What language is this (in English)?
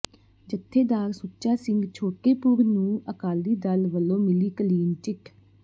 Punjabi